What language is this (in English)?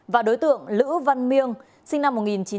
Vietnamese